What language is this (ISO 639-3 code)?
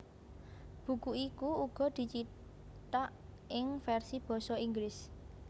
jav